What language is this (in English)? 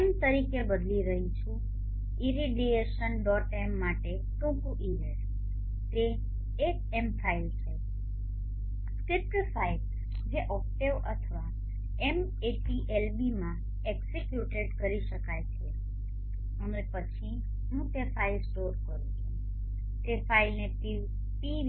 Gujarati